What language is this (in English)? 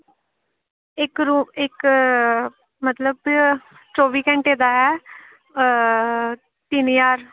Dogri